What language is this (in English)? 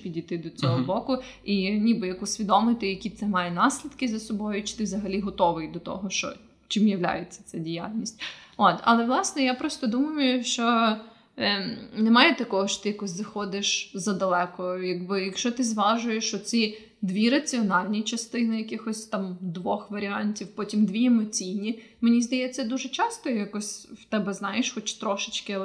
Ukrainian